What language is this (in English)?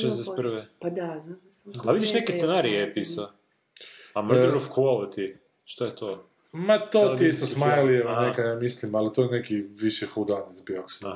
Croatian